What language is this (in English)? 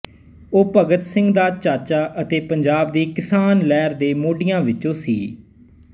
Punjabi